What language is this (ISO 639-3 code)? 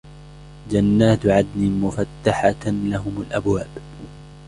ara